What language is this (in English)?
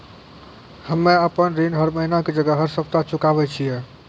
Maithili